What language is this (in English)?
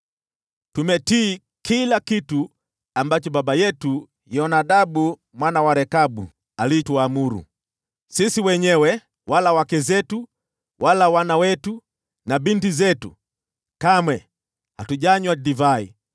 Swahili